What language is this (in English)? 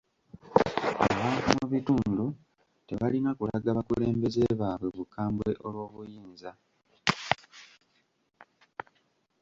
Ganda